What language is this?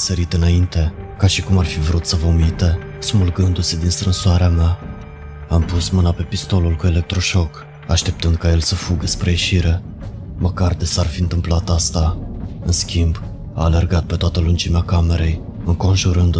Romanian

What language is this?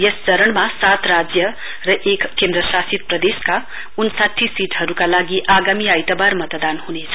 Nepali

